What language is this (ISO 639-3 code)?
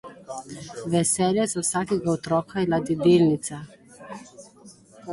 slv